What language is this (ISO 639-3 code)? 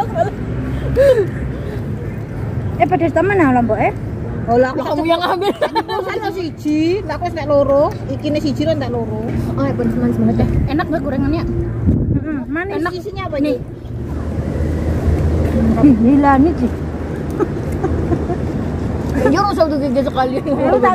ind